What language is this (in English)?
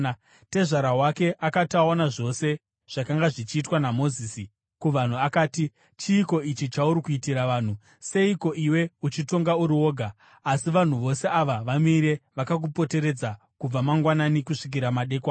Shona